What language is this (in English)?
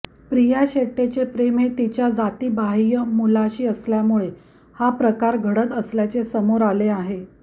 Marathi